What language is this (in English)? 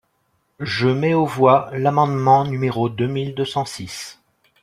French